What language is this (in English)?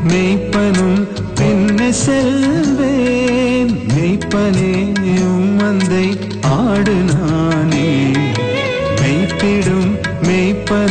Tamil